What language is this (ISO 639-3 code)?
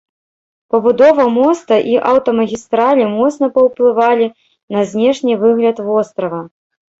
bel